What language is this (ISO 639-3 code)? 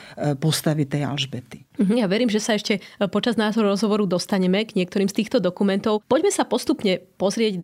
slk